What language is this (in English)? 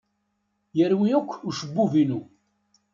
Kabyle